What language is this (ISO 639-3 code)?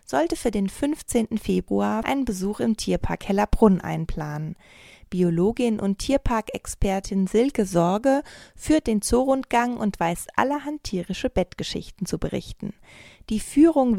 deu